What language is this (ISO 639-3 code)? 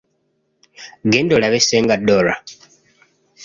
lug